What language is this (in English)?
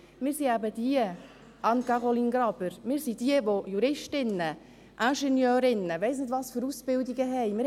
Swiss German